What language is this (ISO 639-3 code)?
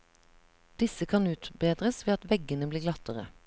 nor